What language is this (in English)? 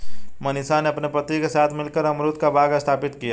Hindi